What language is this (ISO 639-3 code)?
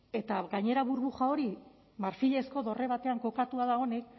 eus